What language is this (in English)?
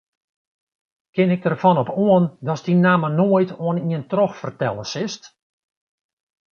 Western Frisian